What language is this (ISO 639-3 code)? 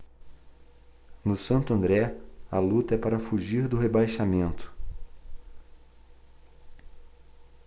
por